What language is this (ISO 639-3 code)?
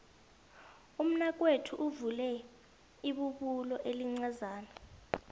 nbl